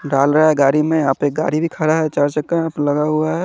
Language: Hindi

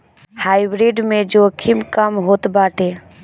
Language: Bhojpuri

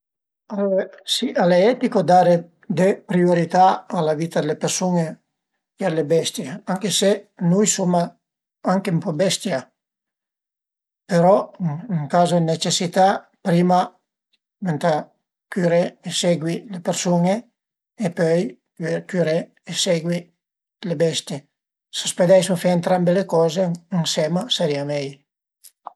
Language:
Piedmontese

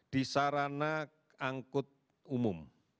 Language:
Indonesian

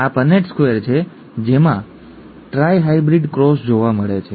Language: Gujarati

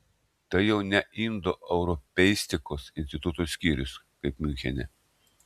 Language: Lithuanian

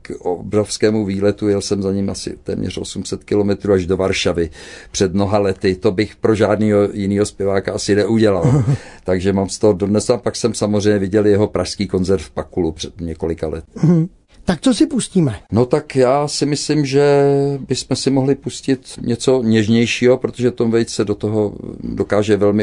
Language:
Czech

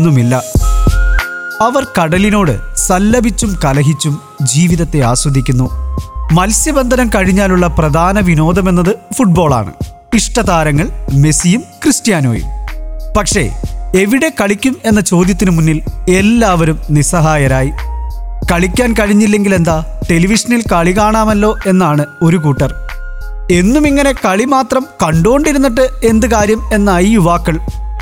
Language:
Malayalam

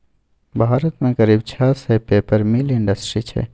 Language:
Maithili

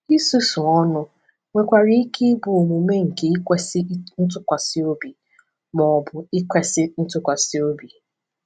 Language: Igbo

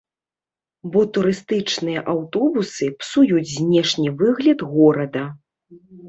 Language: Belarusian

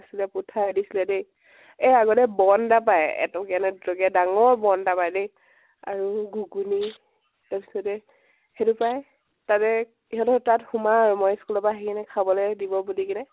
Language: Assamese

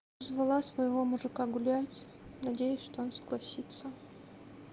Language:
Russian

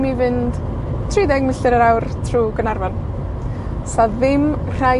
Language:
Welsh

